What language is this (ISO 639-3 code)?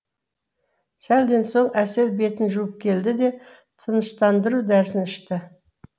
kaz